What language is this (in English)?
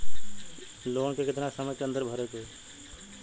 Bhojpuri